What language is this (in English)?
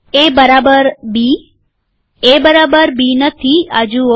Gujarati